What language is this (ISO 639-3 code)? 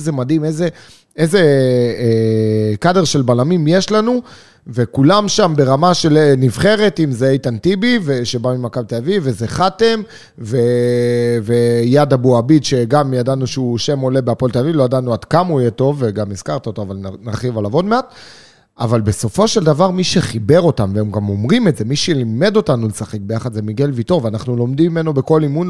heb